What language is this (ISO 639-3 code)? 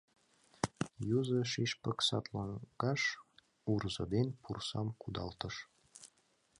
chm